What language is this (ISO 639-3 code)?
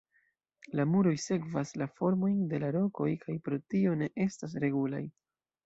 epo